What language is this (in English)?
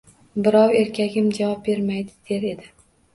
Uzbek